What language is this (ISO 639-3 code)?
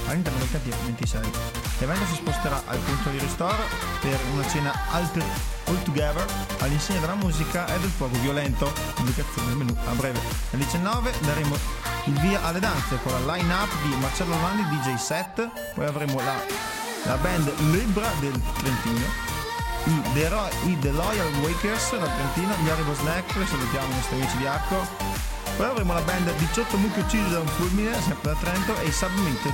ita